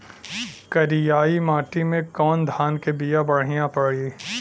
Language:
Bhojpuri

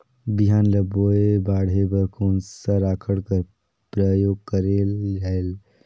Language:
Chhattisgarhi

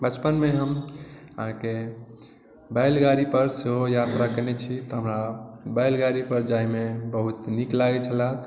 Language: Maithili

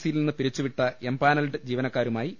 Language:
Malayalam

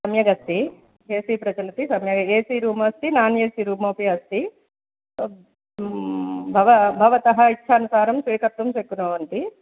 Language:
Sanskrit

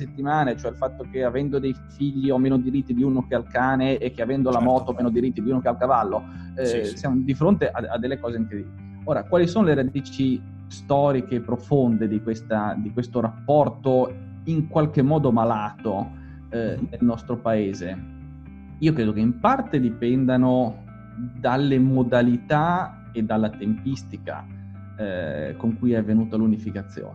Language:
Italian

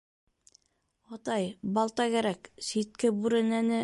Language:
Bashkir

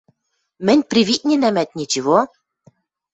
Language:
Western Mari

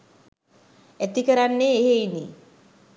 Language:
Sinhala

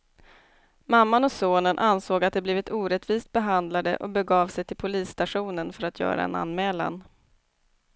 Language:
Swedish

